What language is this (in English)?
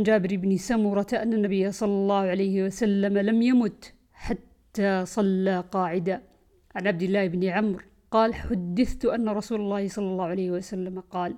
Arabic